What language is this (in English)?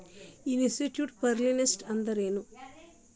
Kannada